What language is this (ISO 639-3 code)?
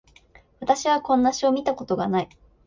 jpn